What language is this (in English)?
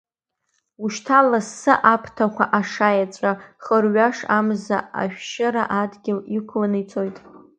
Abkhazian